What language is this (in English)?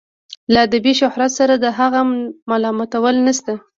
Pashto